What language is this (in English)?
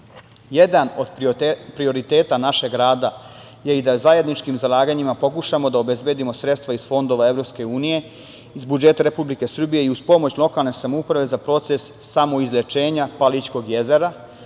Serbian